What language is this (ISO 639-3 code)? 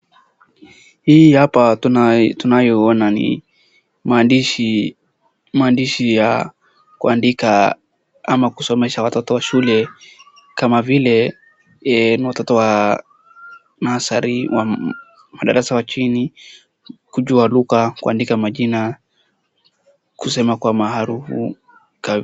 swa